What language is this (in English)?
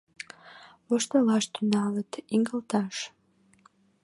Mari